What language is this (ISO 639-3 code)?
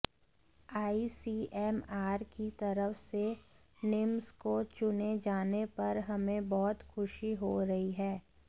hin